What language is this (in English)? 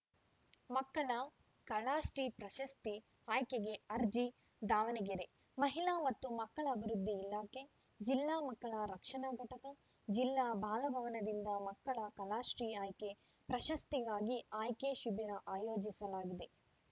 Kannada